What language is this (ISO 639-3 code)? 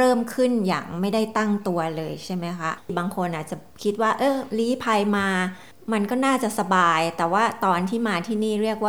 tha